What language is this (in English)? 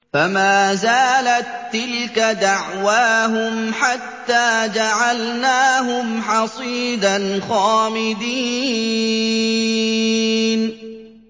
Arabic